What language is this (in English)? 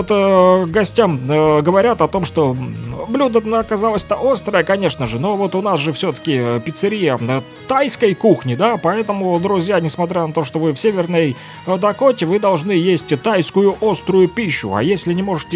Russian